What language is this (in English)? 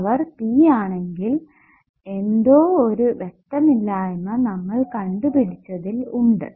Malayalam